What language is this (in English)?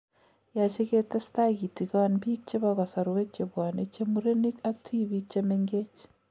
Kalenjin